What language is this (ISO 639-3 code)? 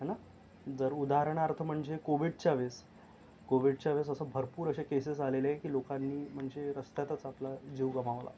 mar